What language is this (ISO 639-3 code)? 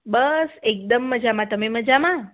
guj